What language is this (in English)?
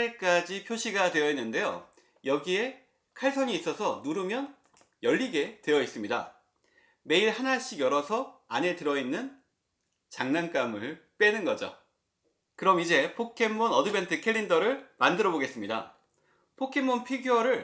Korean